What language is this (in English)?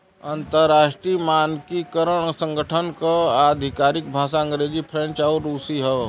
Bhojpuri